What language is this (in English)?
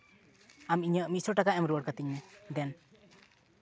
Santali